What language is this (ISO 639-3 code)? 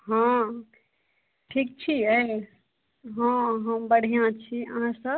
mai